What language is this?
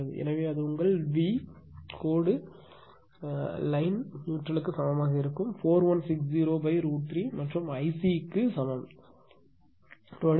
Tamil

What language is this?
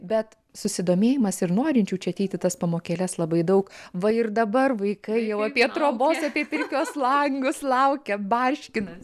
Lithuanian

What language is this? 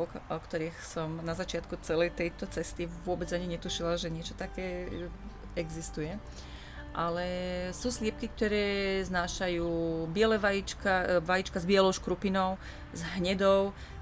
Slovak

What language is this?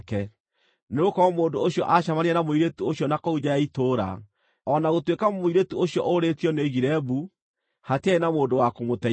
Kikuyu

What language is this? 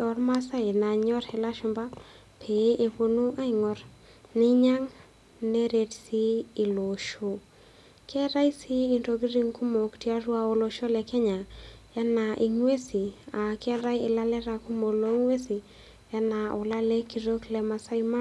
Masai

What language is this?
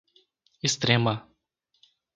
Portuguese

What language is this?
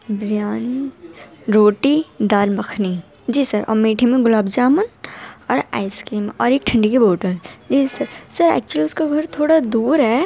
Urdu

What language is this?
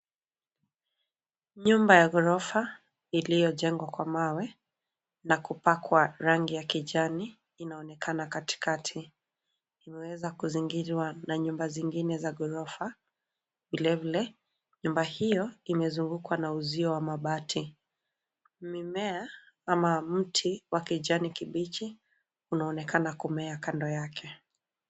Swahili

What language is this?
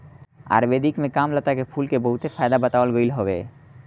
Bhojpuri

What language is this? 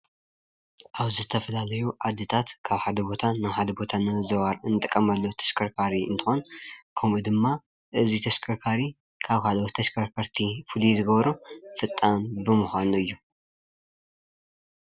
Tigrinya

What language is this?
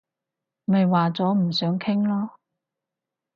Cantonese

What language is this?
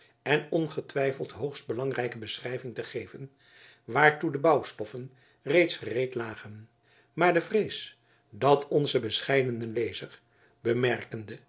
Dutch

